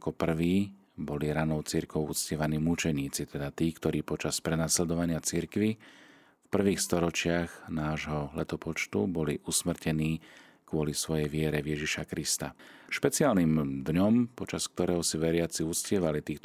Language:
Slovak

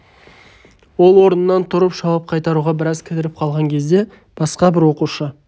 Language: Kazakh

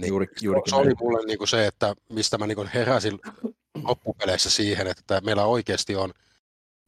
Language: Finnish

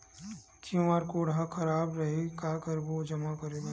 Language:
Chhattisgarhi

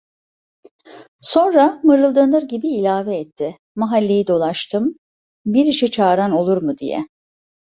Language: Turkish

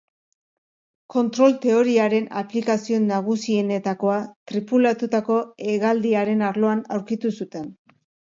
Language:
Basque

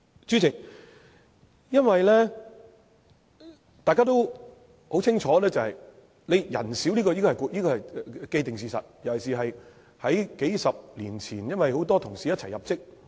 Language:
Cantonese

